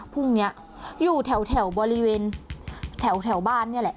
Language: Thai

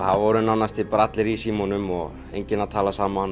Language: Icelandic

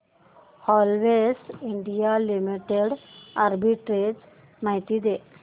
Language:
Marathi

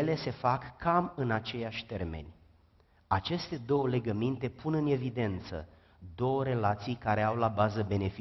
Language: Romanian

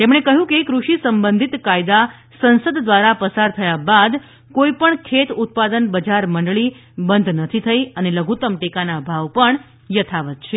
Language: Gujarati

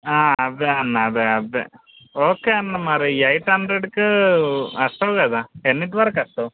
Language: Telugu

